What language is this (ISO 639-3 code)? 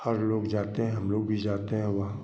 hin